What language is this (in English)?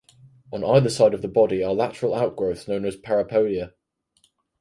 English